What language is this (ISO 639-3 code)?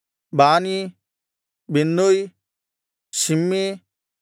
kan